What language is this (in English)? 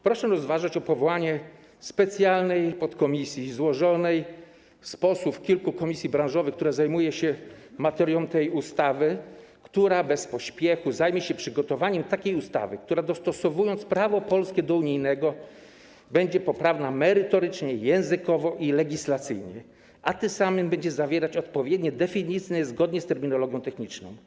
Polish